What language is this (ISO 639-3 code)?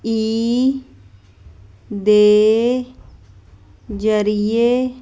pan